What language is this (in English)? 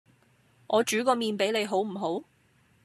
Cantonese